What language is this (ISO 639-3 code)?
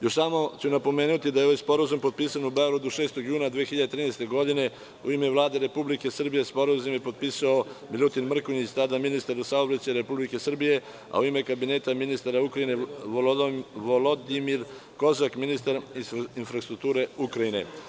srp